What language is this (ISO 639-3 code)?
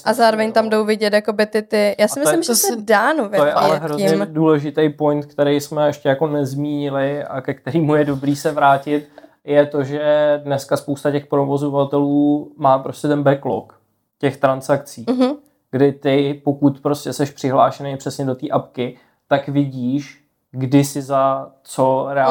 ces